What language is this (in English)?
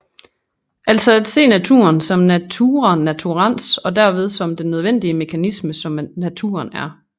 Danish